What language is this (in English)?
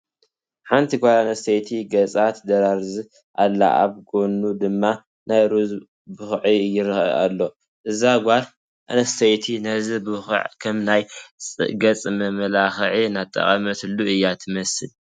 Tigrinya